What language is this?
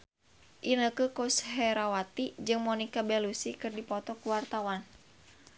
Sundanese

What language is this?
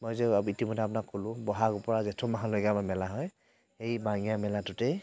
Assamese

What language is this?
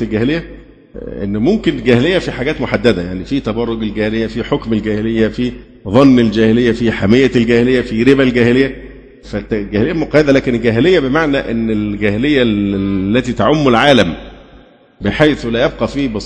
Arabic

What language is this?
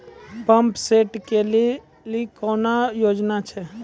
Maithili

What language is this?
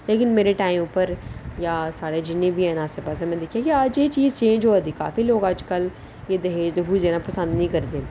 Dogri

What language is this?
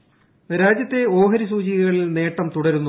Malayalam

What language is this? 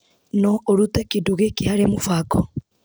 Kikuyu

